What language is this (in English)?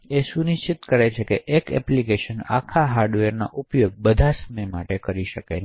Gujarati